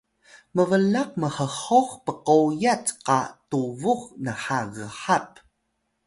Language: Atayal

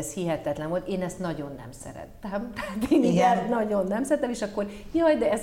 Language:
Hungarian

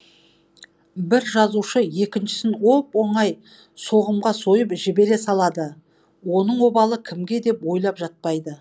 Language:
Kazakh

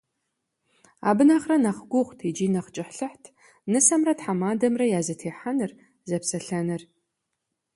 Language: Kabardian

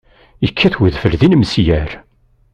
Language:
Kabyle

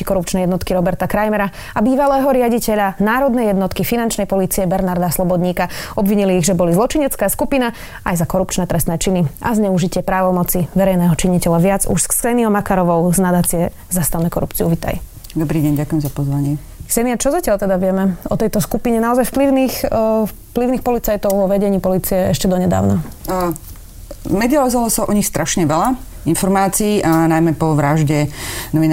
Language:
Slovak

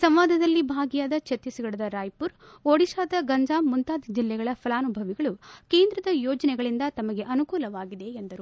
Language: Kannada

